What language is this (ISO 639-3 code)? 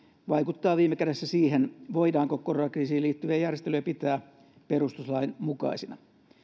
fin